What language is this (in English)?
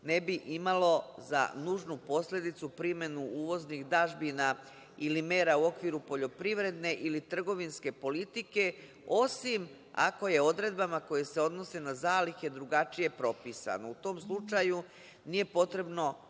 Serbian